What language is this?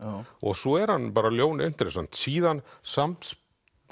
Icelandic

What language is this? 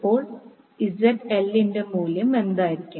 Malayalam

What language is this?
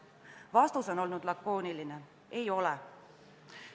Estonian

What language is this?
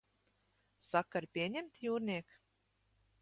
Latvian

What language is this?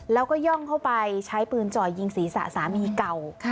Thai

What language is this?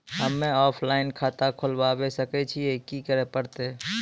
Maithili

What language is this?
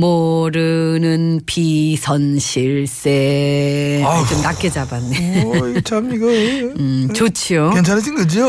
Korean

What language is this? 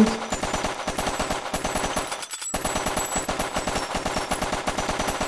German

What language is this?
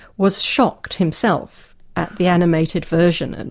English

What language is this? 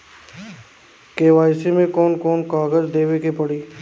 Bhojpuri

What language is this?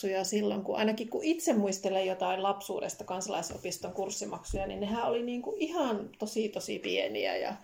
Finnish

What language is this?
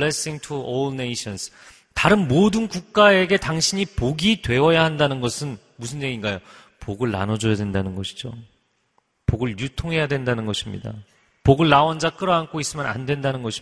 Korean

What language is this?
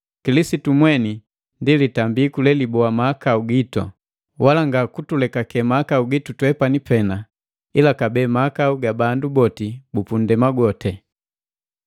Matengo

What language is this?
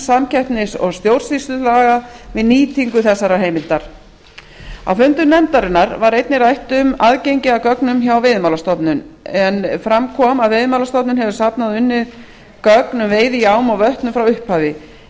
Icelandic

